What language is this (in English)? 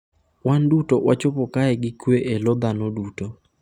Luo (Kenya and Tanzania)